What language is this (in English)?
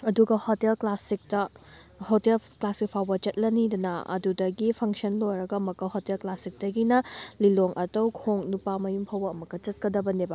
Manipuri